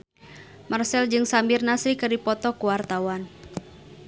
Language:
Sundanese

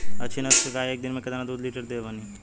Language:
Bhojpuri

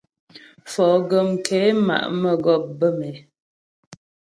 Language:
Ghomala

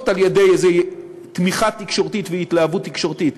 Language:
Hebrew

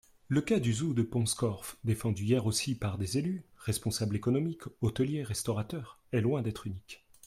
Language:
French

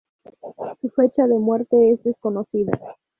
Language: Spanish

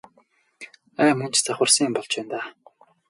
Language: Mongolian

